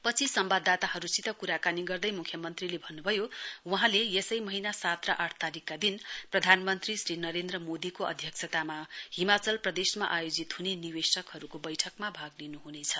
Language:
Nepali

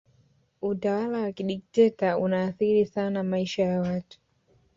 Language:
Swahili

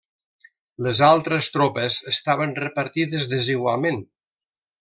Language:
Catalan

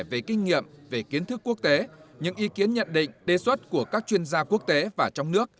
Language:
Vietnamese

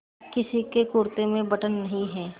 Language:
Hindi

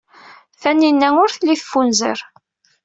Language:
Kabyle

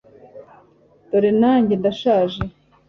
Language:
Kinyarwanda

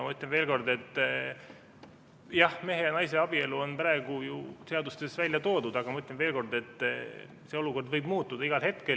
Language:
Estonian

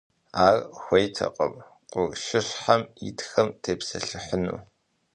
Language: Kabardian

